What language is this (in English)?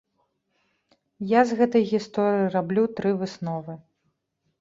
Belarusian